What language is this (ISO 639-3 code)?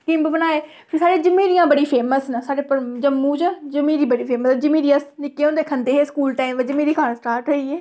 doi